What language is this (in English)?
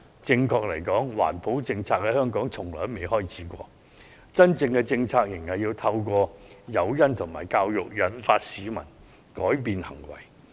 Cantonese